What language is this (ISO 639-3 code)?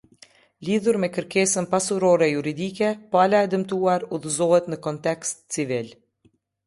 sqi